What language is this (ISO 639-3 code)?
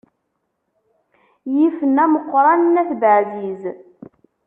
kab